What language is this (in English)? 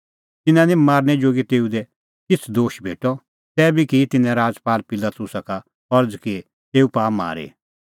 Kullu Pahari